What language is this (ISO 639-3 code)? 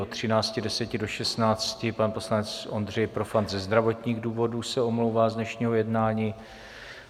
ces